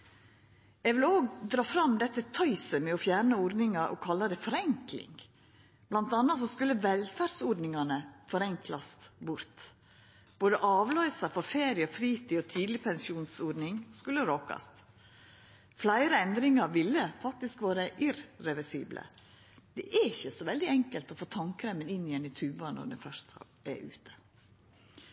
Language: Norwegian Nynorsk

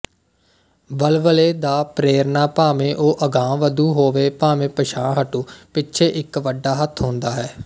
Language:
Punjabi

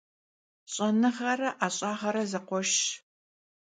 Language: Kabardian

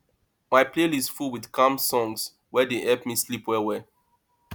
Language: Nigerian Pidgin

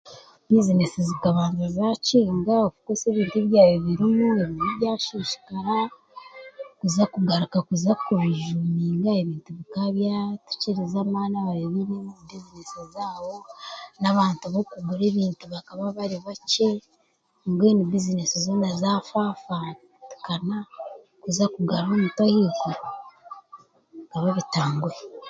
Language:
Chiga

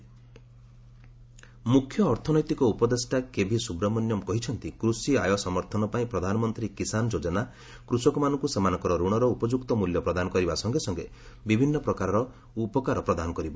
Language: Odia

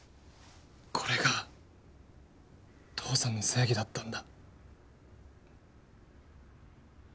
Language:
Japanese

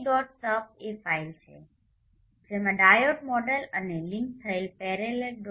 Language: Gujarati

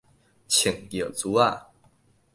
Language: Min Nan Chinese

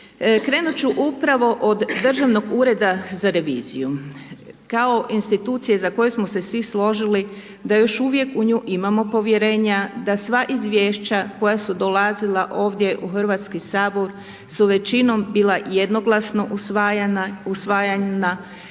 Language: Croatian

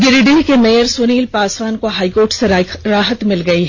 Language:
Hindi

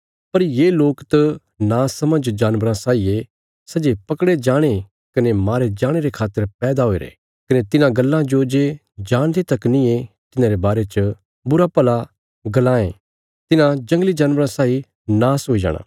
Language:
Bilaspuri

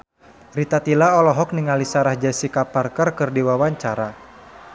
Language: Sundanese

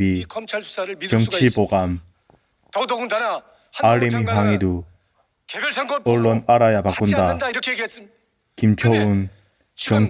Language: Korean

